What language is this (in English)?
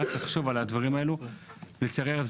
Hebrew